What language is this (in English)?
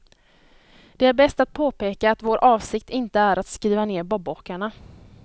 Swedish